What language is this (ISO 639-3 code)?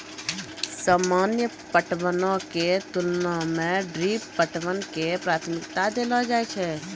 mai